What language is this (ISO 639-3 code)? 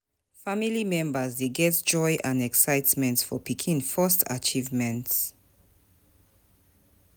pcm